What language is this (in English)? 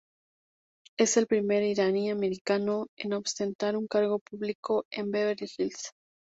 Spanish